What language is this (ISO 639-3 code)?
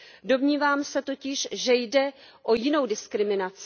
ces